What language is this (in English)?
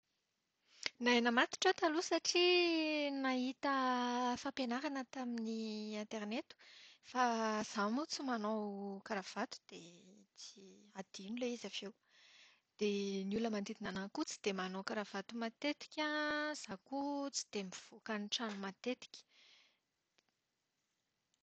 Malagasy